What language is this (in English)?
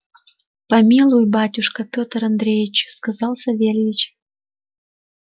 Russian